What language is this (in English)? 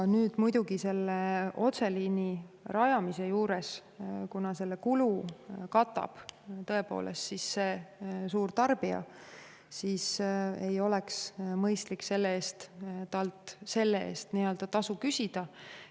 Estonian